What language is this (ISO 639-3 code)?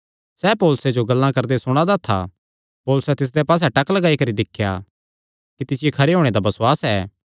xnr